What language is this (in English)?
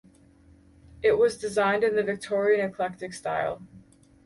English